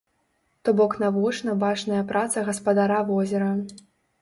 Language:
Belarusian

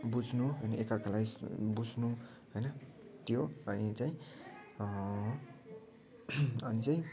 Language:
Nepali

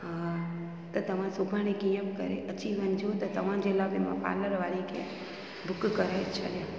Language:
Sindhi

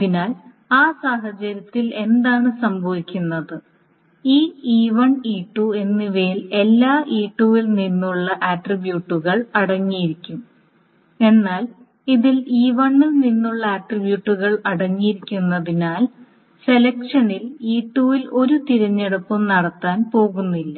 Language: Malayalam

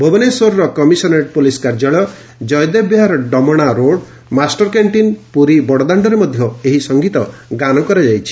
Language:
Odia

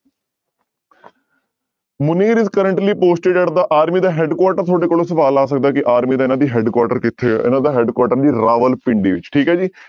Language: Punjabi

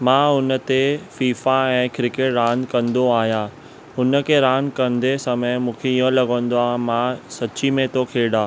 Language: Sindhi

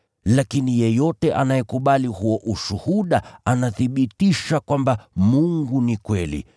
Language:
Swahili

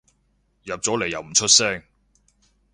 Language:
Cantonese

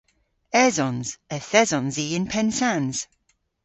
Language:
Cornish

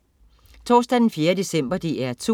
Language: Danish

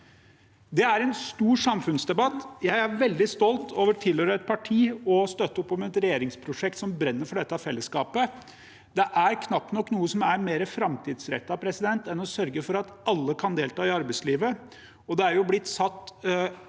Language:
Norwegian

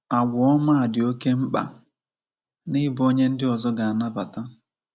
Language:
Igbo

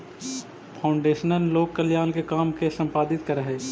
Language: Magahi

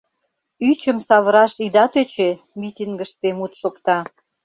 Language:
Mari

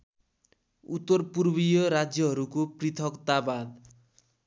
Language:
Nepali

